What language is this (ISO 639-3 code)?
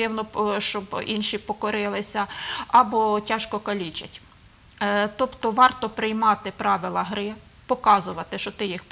ukr